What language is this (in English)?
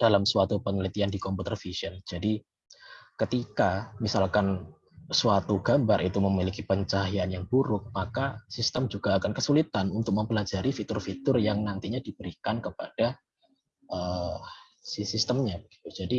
Indonesian